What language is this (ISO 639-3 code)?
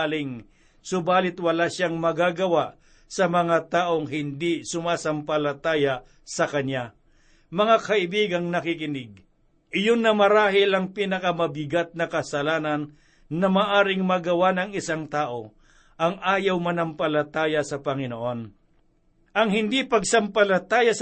fil